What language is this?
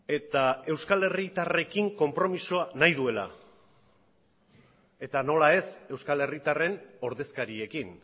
Basque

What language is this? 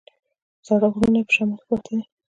Pashto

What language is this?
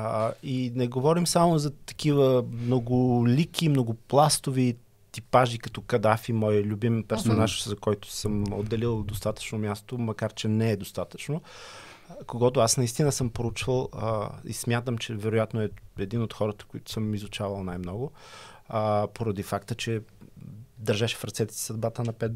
Bulgarian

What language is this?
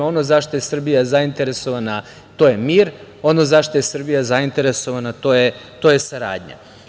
Serbian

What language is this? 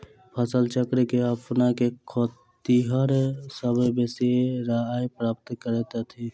Maithili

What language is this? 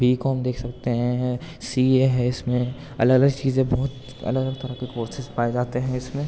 Urdu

